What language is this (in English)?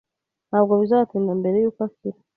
Kinyarwanda